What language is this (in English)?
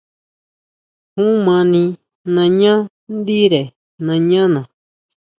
Huautla Mazatec